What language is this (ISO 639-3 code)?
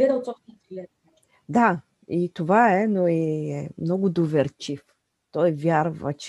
bul